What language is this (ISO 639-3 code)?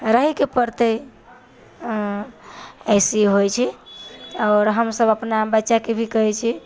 mai